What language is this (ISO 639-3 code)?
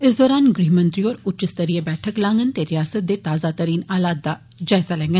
doi